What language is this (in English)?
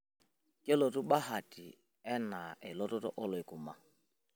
Masai